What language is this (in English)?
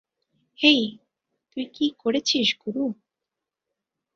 Bangla